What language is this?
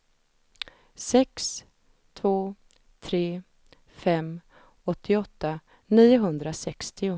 Swedish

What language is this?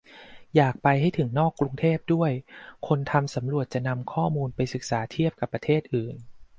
Thai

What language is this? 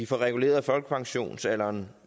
Danish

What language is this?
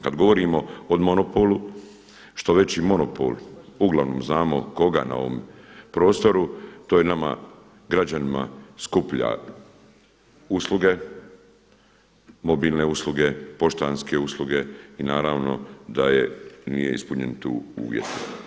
Croatian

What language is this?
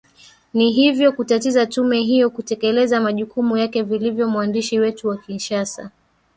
Swahili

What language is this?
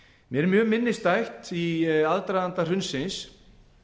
Icelandic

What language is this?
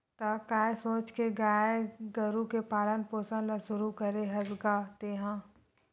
Chhattisgarhi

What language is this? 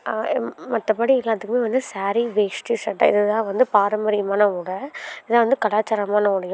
Tamil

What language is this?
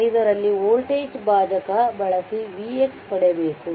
Kannada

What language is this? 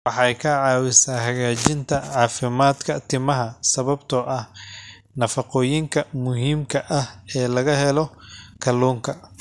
Somali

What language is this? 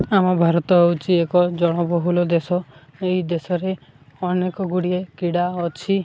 Odia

